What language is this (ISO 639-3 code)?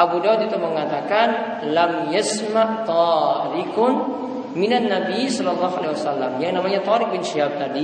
ind